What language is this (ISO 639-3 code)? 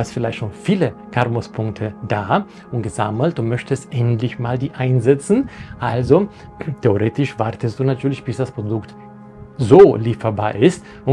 deu